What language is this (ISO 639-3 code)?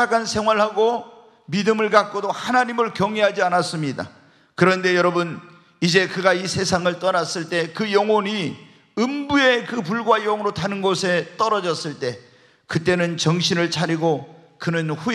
kor